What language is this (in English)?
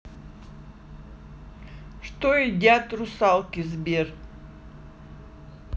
Russian